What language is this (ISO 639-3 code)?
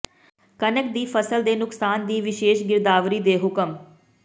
pan